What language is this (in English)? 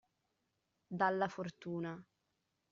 Italian